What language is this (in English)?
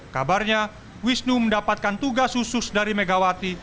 Indonesian